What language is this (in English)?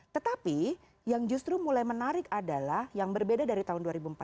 Indonesian